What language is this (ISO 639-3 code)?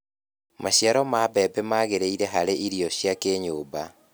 kik